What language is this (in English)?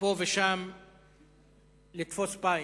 Hebrew